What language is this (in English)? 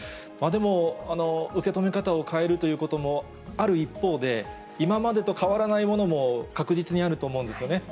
Japanese